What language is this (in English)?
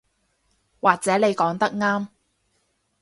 Cantonese